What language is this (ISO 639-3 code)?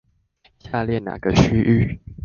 zho